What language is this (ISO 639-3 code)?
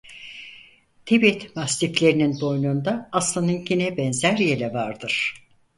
tur